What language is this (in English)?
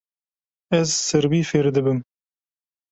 Kurdish